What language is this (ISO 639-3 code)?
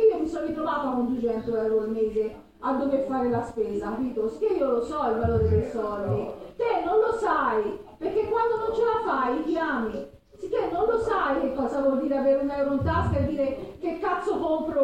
ita